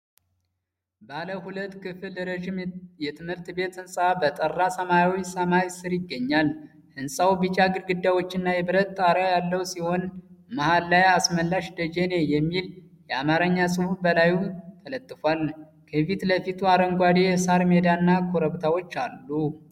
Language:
Amharic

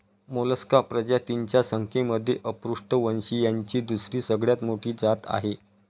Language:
Marathi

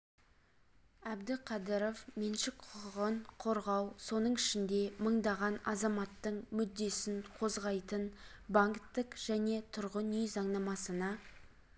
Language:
Kazakh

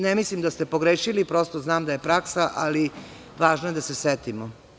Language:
Serbian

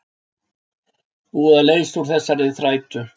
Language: Icelandic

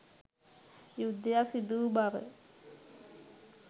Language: Sinhala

